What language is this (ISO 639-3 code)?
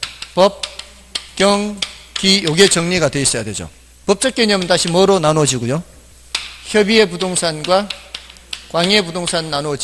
kor